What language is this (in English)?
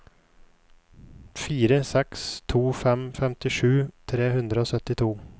Norwegian